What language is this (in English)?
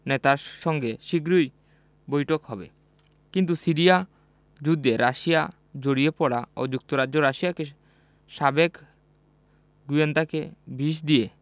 Bangla